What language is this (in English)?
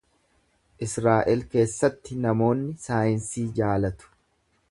Oromo